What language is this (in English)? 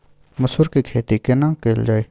Maithili